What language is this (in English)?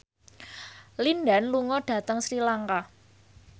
Javanese